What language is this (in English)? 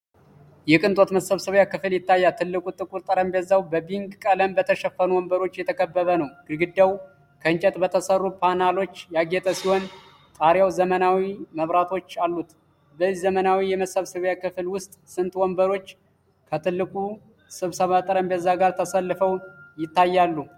Amharic